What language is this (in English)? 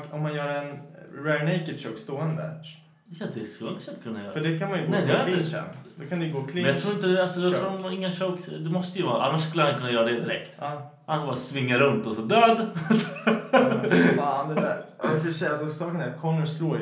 Swedish